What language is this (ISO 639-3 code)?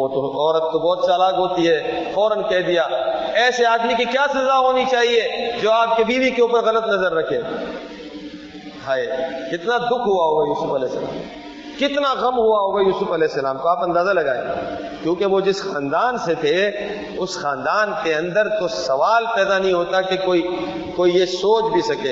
urd